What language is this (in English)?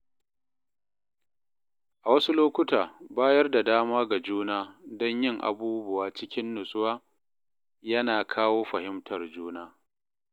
Hausa